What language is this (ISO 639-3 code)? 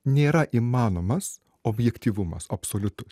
lit